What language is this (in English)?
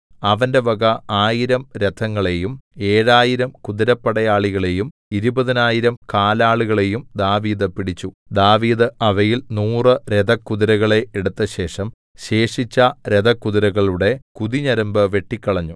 Malayalam